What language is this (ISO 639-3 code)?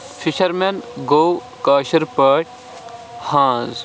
kas